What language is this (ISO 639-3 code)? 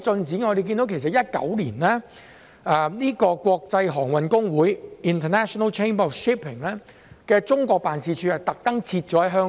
yue